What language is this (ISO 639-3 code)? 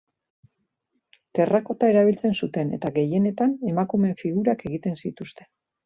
eus